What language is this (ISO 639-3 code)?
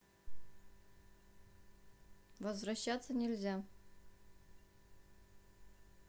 rus